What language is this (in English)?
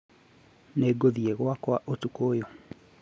Kikuyu